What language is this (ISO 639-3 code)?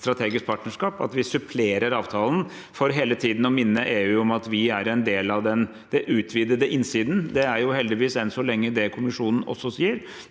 nor